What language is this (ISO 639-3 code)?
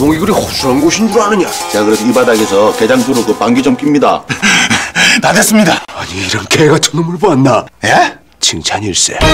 kor